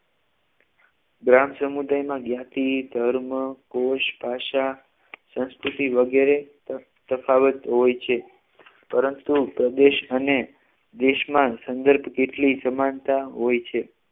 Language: Gujarati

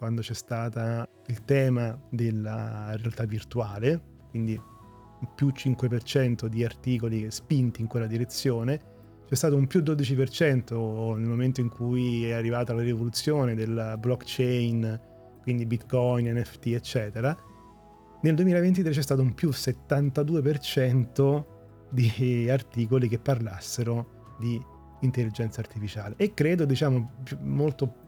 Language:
Italian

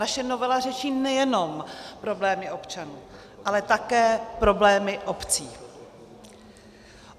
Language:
Czech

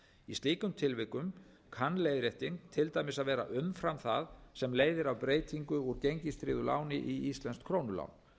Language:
Icelandic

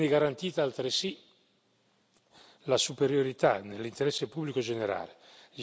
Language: Italian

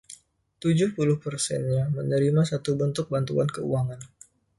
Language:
Indonesian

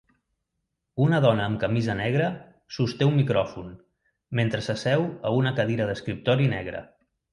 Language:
Catalan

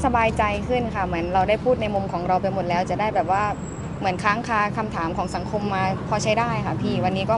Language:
Thai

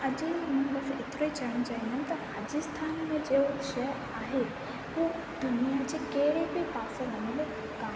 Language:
Sindhi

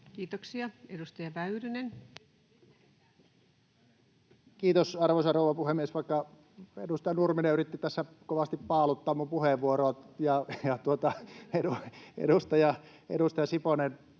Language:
Finnish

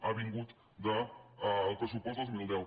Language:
Catalan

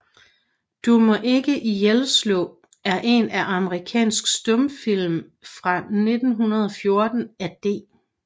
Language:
Danish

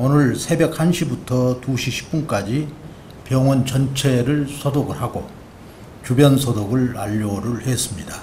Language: Korean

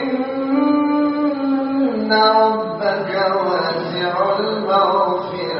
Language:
Arabic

